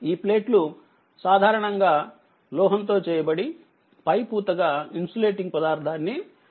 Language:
Telugu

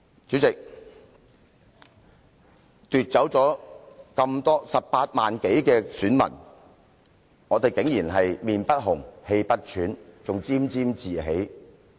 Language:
Cantonese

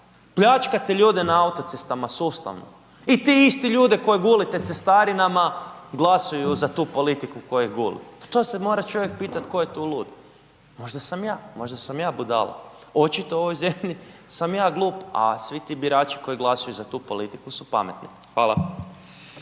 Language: Croatian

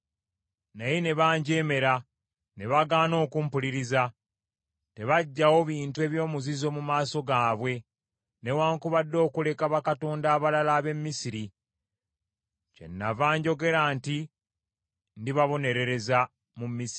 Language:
Ganda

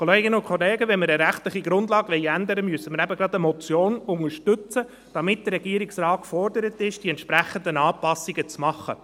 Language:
Swiss German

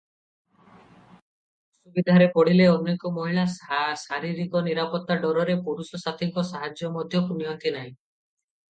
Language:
Odia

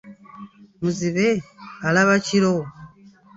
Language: Ganda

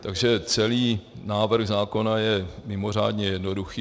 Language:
Czech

